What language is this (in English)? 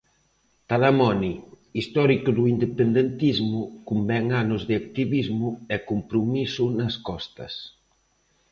Galician